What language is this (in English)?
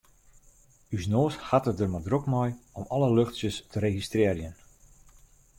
Western Frisian